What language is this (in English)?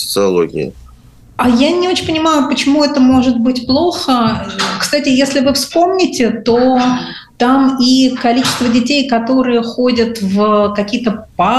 Russian